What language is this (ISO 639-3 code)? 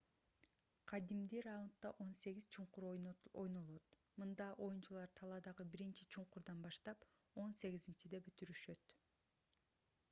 kir